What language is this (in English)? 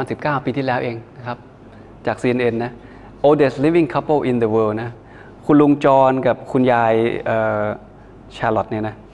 Thai